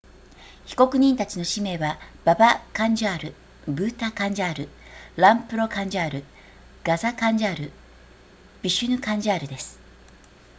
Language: Japanese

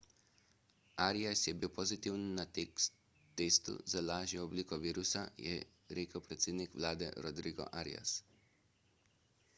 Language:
Slovenian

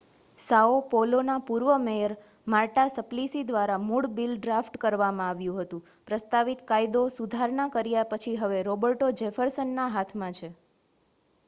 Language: Gujarati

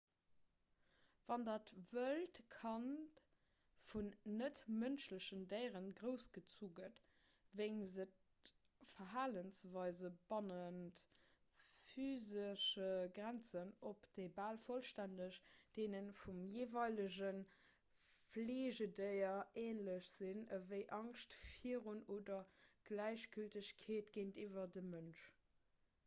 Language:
Luxembourgish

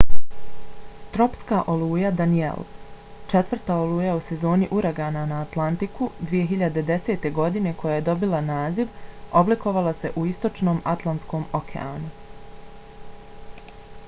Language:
Bosnian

